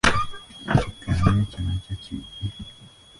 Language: Ganda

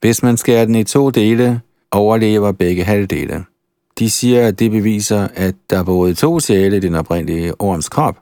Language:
Danish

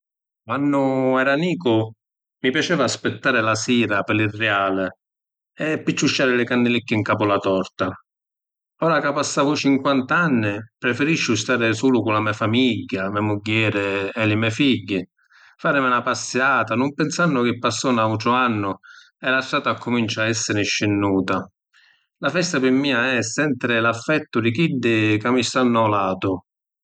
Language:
Sicilian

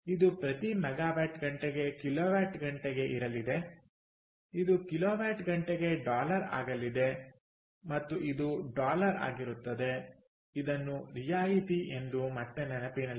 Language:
Kannada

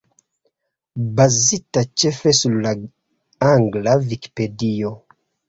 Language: Esperanto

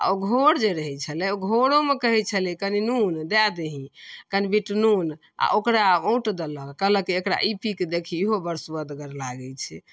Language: Maithili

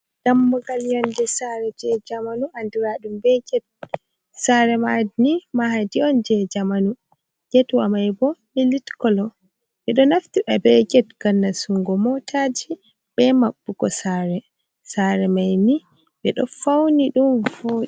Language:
Fula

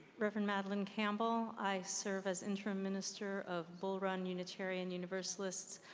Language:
English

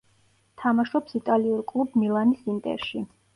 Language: Georgian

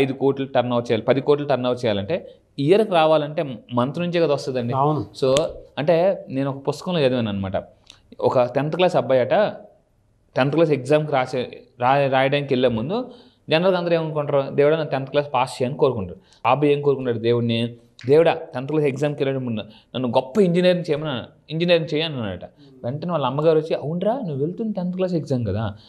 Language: Telugu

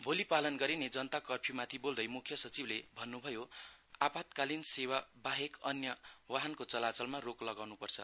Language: Nepali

